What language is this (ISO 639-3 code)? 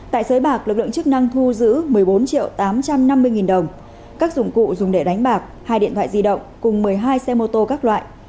vie